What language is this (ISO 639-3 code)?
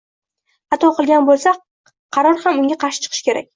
uzb